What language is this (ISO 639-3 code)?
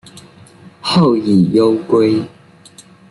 zho